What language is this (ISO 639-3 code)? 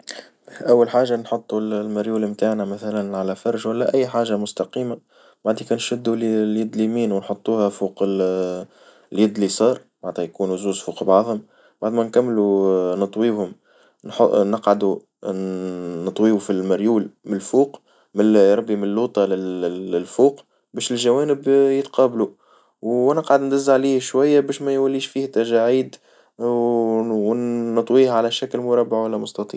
aeb